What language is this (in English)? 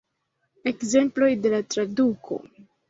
Esperanto